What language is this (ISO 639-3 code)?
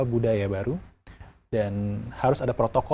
ind